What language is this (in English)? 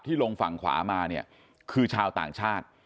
Thai